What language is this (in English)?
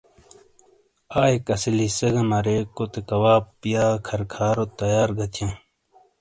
Shina